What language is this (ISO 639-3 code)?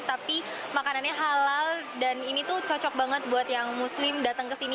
ind